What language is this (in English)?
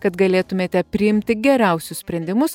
Lithuanian